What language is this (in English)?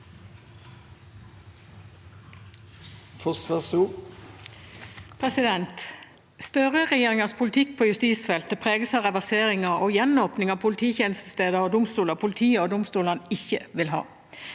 Norwegian